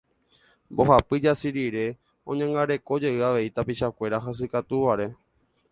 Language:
Guarani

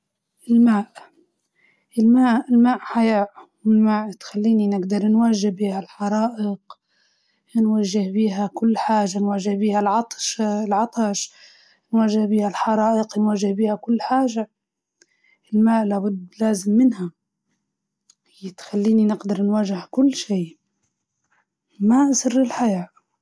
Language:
Libyan Arabic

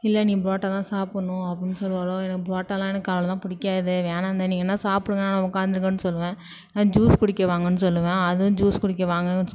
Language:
Tamil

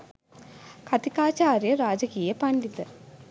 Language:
Sinhala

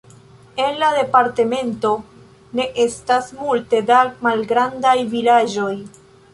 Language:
Esperanto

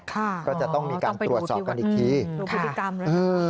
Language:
Thai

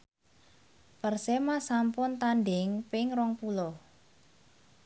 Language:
Javanese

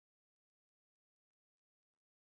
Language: Chinese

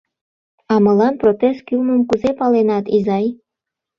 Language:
Mari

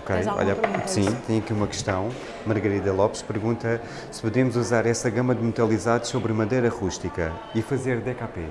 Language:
Portuguese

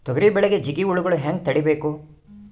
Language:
Kannada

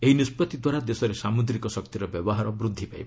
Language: Odia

